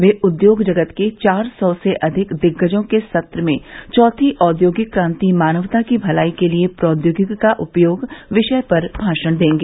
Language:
Hindi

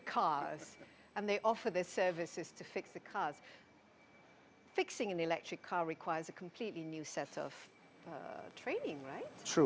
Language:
Indonesian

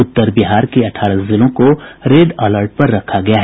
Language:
Hindi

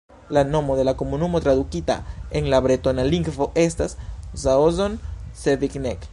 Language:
Esperanto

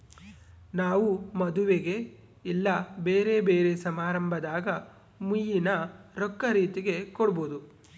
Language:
Kannada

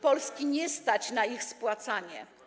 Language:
Polish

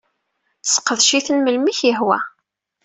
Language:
Kabyle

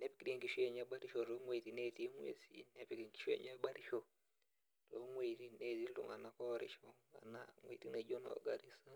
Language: Masai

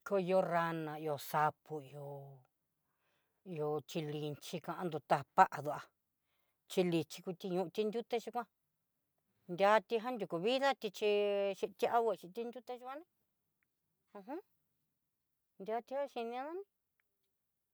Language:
Southeastern Nochixtlán Mixtec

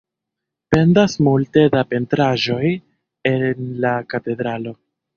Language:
Esperanto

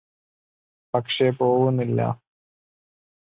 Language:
Malayalam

